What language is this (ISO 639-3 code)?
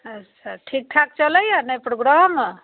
mai